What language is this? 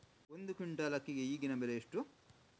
Kannada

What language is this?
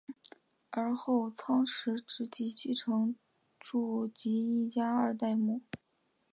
Chinese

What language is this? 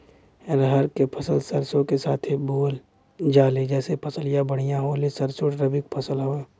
Bhojpuri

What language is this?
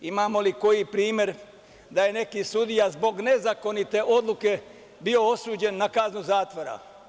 Serbian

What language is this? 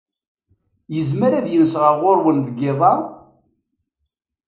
Kabyle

